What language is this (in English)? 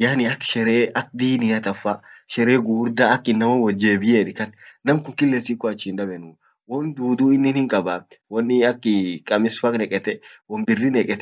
Orma